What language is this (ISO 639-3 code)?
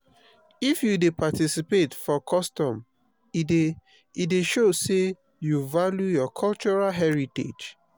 pcm